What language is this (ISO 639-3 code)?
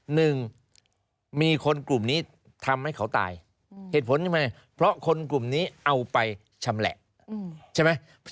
tha